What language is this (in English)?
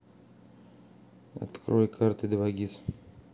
Russian